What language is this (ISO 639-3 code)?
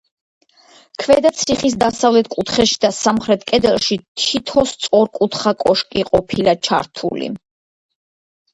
kat